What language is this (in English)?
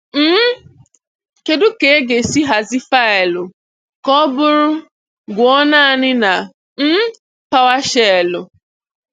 Igbo